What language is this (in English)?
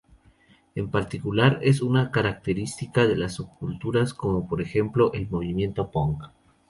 Spanish